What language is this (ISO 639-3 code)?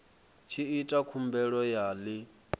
ven